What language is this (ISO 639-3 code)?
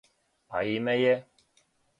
srp